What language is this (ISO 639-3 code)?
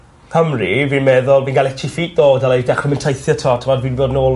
cym